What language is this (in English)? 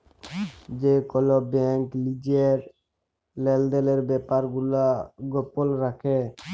Bangla